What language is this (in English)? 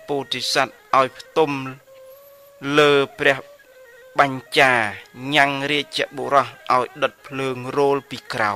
Thai